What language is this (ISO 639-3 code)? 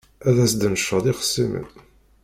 kab